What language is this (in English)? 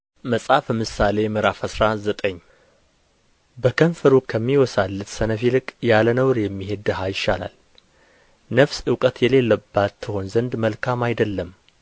Amharic